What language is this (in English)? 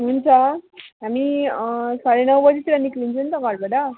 Nepali